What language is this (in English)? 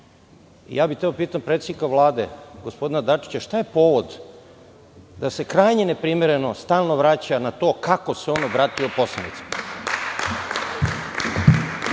Serbian